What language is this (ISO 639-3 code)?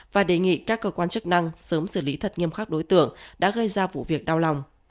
vie